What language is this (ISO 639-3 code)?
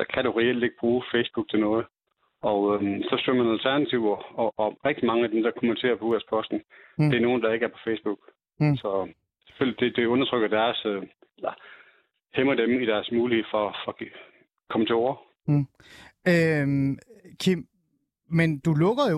dan